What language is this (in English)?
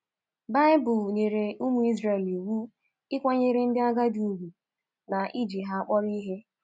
Igbo